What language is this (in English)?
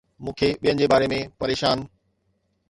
Sindhi